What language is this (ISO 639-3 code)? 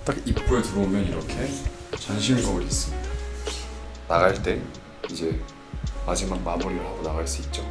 kor